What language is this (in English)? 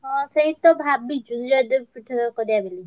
Odia